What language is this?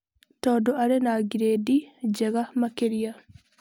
Kikuyu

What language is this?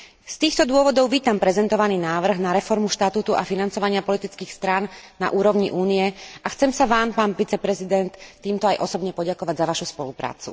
Slovak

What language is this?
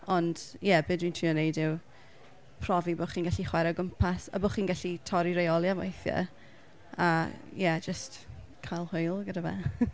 Welsh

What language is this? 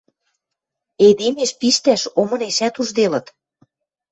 Western Mari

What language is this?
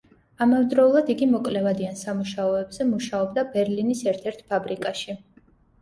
Georgian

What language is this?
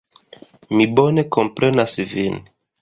Esperanto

